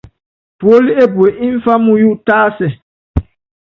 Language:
Yangben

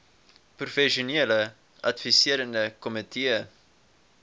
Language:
Afrikaans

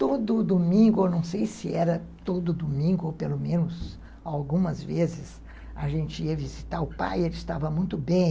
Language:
Portuguese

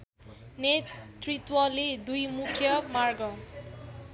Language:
Nepali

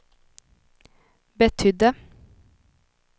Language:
Swedish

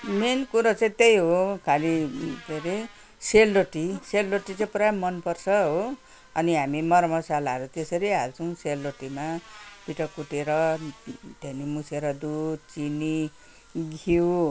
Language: Nepali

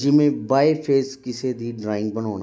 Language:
Punjabi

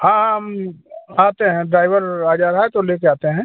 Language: Hindi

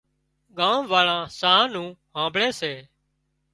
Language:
Wadiyara Koli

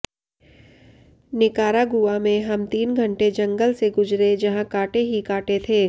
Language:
Hindi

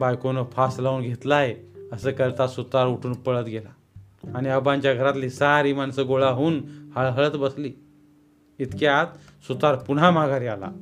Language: Marathi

